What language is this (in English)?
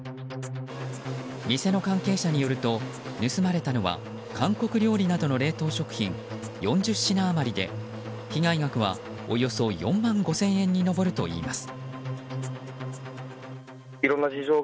Japanese